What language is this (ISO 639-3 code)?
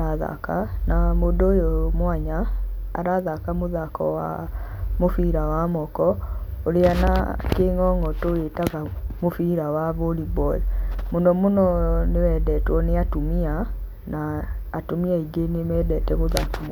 kik